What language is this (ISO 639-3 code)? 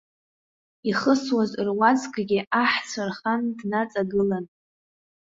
abk